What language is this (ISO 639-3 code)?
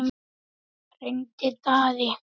isl